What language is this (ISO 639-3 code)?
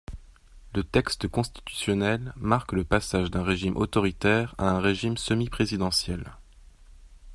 fra